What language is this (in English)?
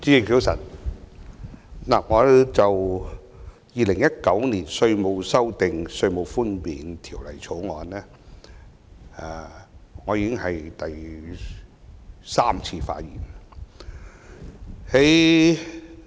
Cantonese